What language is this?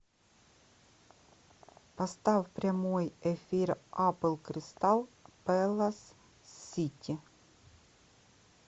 Russian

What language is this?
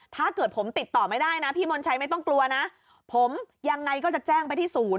Thai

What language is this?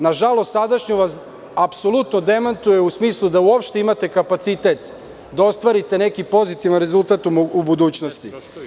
Serbian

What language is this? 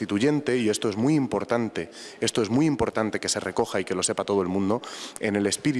Spanish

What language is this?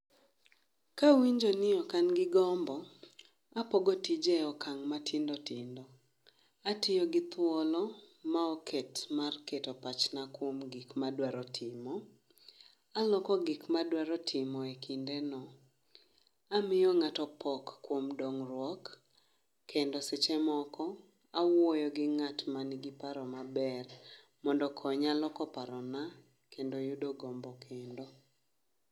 Luo (Kenya and Tanzania)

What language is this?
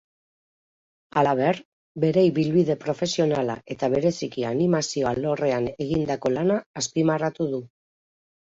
Basque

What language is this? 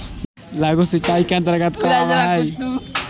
Magahi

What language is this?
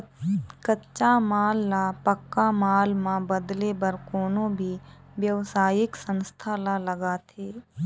Chhattisgarhi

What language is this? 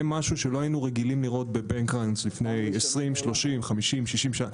Hebrew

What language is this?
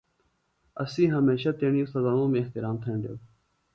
Phalura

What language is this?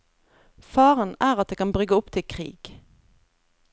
Norwegian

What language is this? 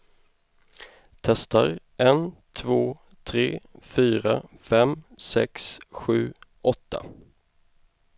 Swedish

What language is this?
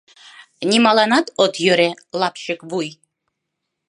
Mari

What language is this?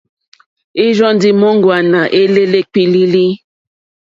Mokpwe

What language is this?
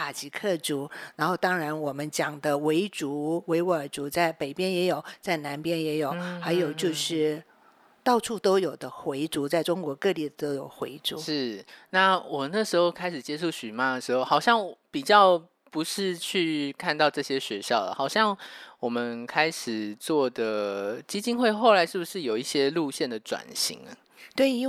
Chinese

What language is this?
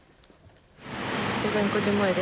Japanese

